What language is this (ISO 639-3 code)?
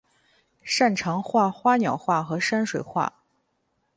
zho